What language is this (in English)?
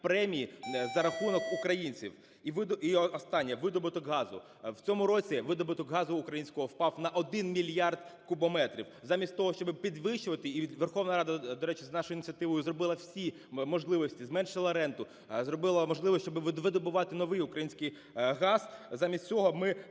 Ukrainian